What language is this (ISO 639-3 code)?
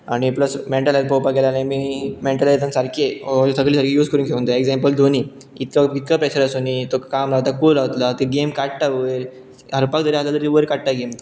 kok